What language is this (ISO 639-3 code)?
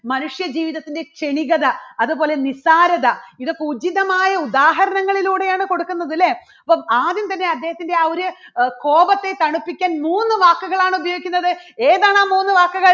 mal